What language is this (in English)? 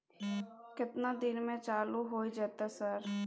Maithili